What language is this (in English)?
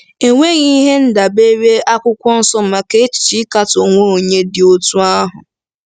Igbo